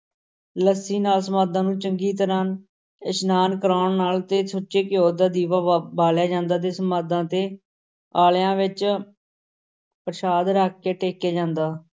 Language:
Punjabi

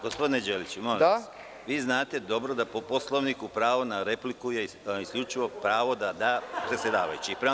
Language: Serbian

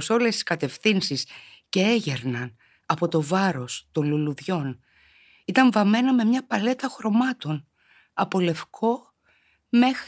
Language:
Greek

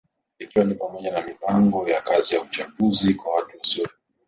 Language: Swahili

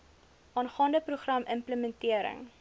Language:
Afrikaans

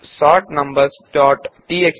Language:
Kannada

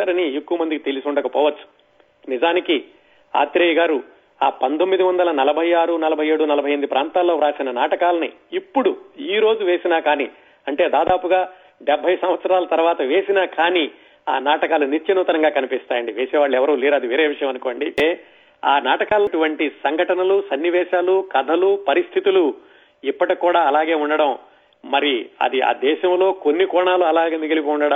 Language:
Telugu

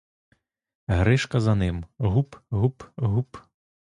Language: Ukrainian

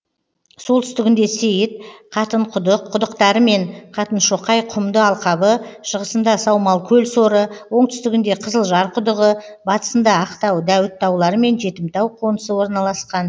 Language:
Kazakh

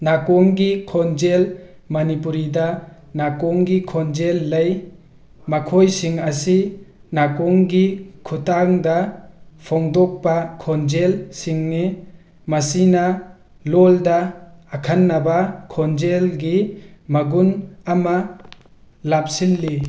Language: Manipuri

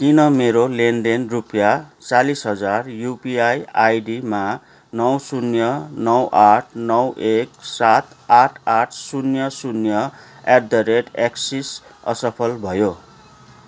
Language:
Nepali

